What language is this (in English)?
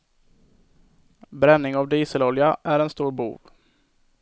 Swedish